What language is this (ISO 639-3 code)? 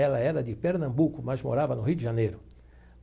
por